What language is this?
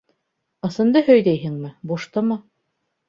Bashkir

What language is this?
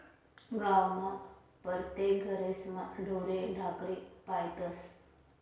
Marathi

